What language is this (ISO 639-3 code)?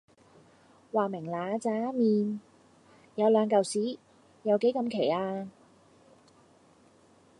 yue